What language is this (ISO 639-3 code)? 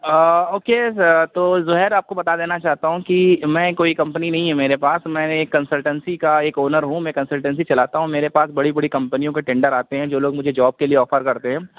urd